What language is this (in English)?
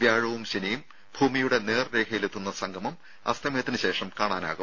Malayalam